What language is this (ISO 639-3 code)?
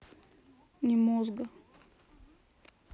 rus